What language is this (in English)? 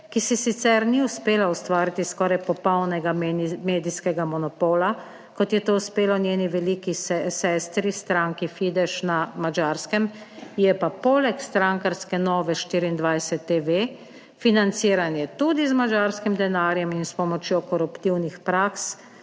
Slovenian